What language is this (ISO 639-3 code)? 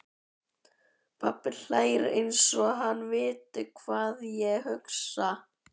isl